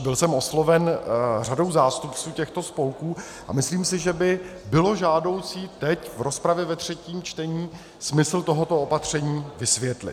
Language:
Czech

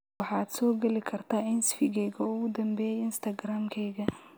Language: Somali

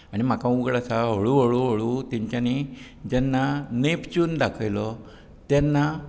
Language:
Konkani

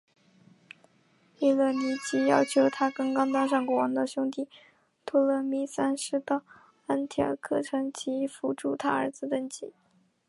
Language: Chinese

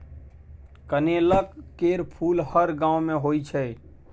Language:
Maithili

